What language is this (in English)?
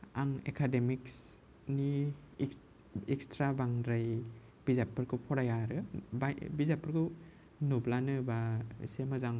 Bodo